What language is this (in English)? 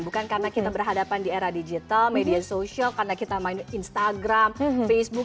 Indonesian